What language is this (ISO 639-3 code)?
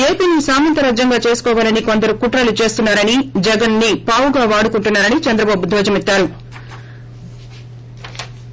tel